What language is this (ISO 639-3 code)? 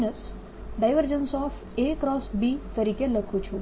guj